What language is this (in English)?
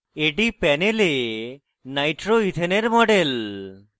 Bangla